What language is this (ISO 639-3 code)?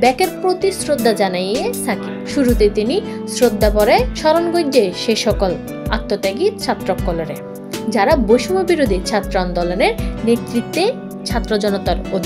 ara